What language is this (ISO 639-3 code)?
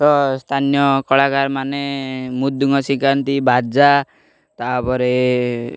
ori